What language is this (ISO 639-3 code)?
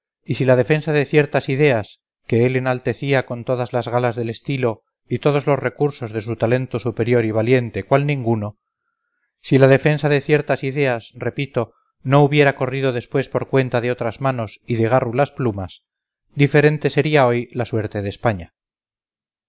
spa